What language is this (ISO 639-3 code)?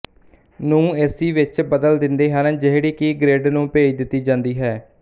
pan